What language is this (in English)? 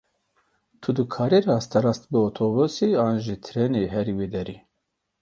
Kurdish